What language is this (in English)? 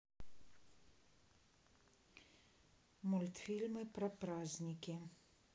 Russian